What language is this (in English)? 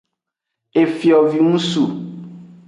Aja (Benin)